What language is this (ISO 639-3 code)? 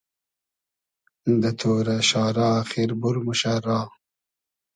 haz